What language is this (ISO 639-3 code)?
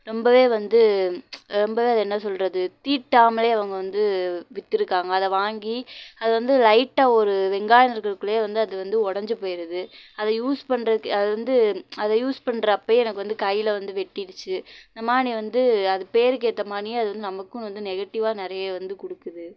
tam